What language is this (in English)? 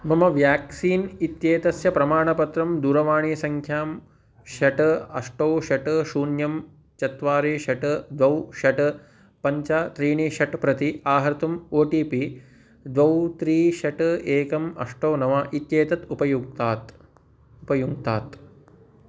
Sanskrit